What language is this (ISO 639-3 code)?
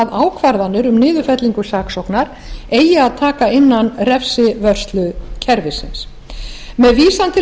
isl